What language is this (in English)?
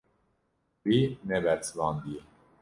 Kurdish